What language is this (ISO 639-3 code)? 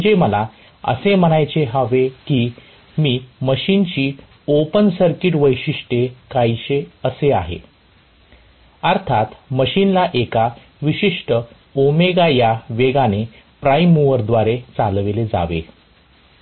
mar